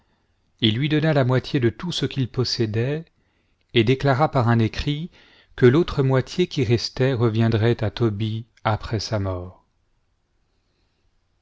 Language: French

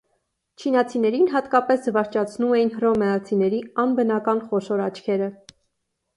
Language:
Armenian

